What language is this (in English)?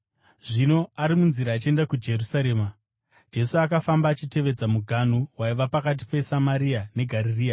Shona